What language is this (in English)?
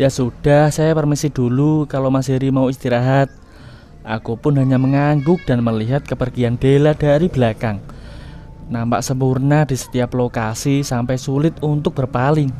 Indonesian